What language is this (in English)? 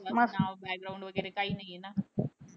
Marathi